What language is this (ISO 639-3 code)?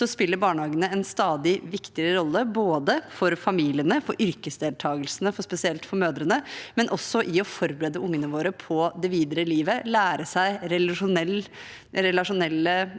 nor